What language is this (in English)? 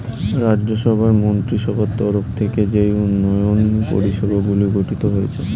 Bangla